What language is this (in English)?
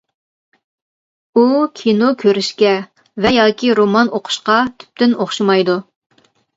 Uyghur